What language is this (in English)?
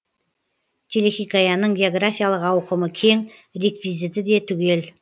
Kazakh